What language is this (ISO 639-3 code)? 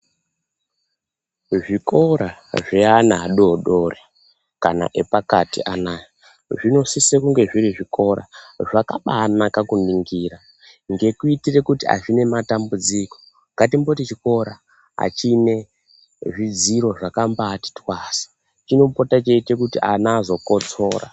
ndc